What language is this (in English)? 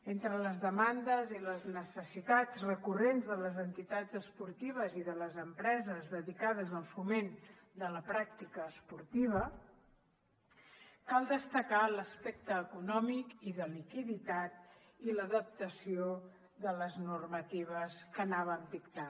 Catalan